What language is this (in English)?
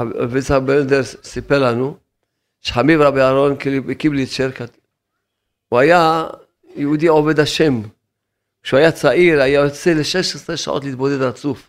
Hebrew